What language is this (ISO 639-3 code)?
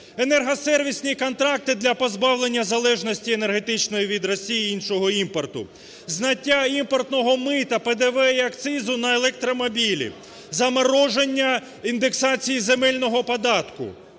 ukr